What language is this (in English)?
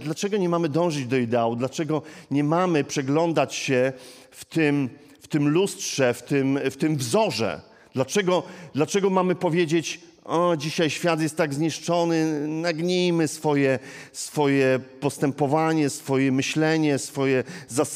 Polish